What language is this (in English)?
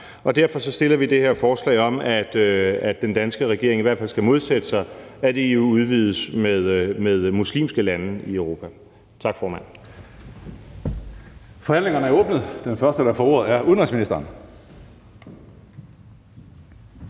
Danish